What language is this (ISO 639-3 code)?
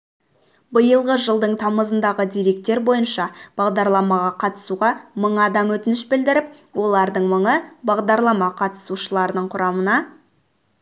kaz